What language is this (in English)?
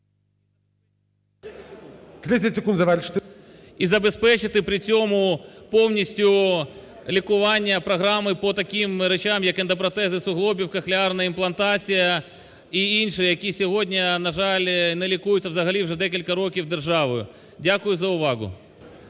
Ukrainian